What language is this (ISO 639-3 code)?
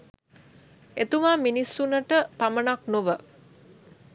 sin